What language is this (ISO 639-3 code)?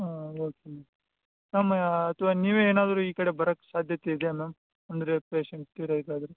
kan